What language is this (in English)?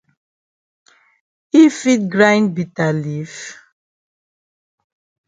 Cameroon Pidgin